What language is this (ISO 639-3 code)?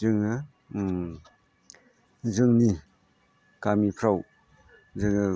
brx